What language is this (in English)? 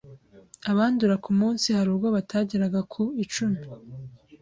Kinyarwanda